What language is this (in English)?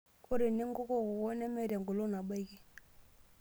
Masai